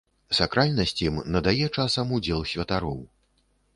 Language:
Belarusian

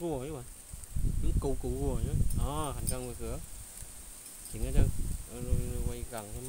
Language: Vietnamese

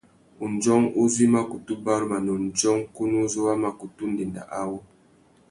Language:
Tuki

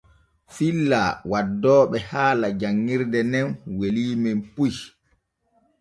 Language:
Borgu Fulfulde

